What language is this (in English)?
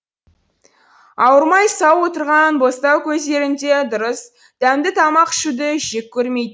Kazakh